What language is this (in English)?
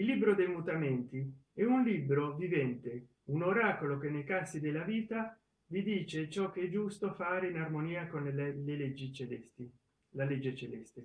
Italian